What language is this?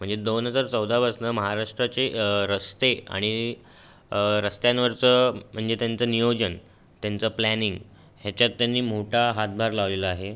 Marathi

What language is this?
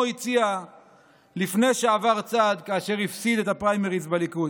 Hebrew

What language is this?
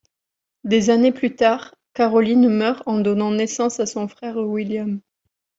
French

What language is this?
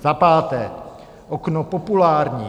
Czech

